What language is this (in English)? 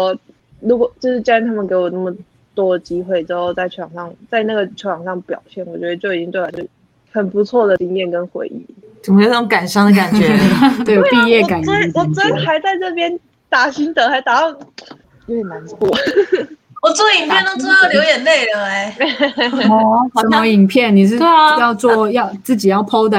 Chinese